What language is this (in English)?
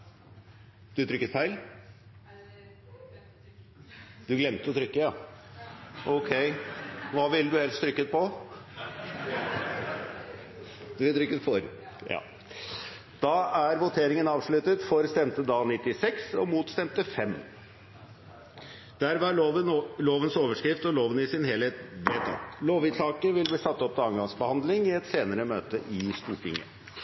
Norwegian